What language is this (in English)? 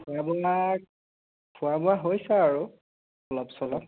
Assamese